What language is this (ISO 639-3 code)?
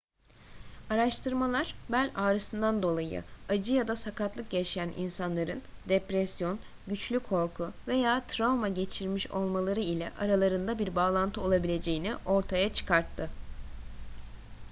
tur